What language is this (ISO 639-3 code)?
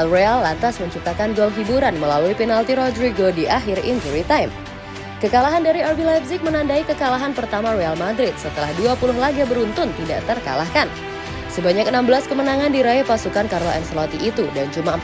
ind